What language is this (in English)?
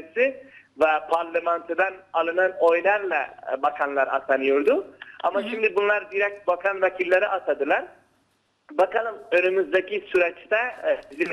Turkish